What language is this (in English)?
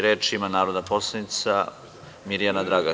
Serbian